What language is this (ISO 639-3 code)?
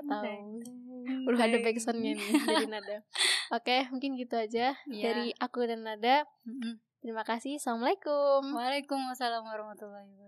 ind